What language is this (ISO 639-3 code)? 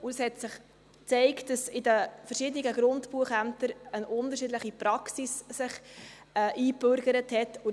gsw